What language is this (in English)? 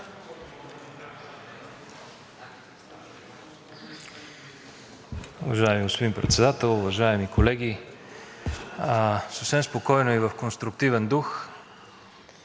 Bulgarian